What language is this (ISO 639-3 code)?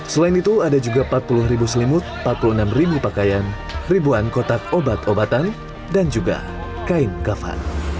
ind